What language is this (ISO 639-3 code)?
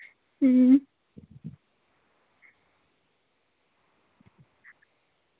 doi